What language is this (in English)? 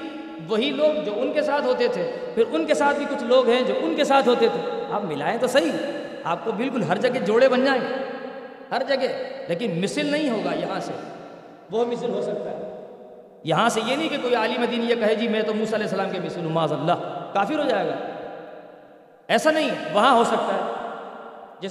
Urdu